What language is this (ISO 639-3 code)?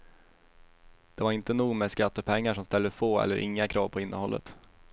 swe